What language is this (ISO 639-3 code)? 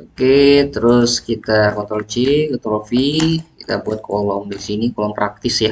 ind